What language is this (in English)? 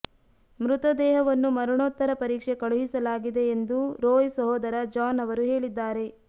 Kannada